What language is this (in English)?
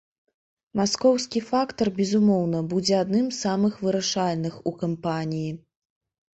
Belarusian